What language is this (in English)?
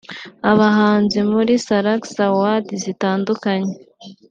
Kinyarwanda